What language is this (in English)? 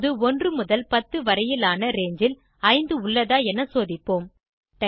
Tamil